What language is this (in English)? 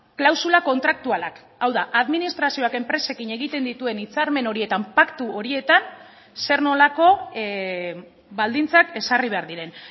Basque